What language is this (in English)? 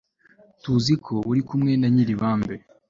Kinyarwanda